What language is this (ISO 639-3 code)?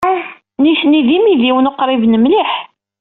kab